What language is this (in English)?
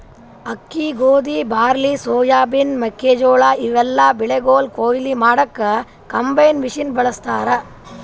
Kannada